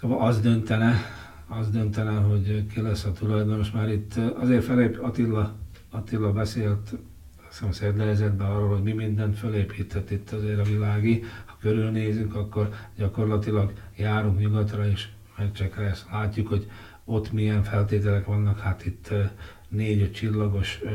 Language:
Hungarian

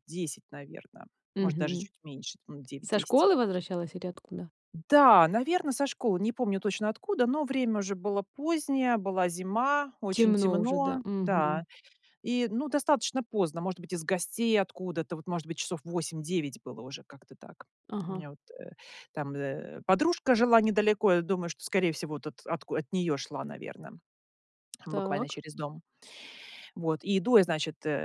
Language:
Russian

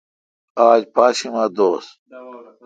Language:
Kalkoti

